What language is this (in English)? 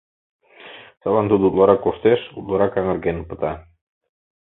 Mari